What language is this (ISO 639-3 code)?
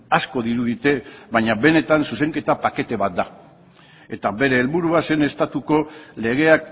eus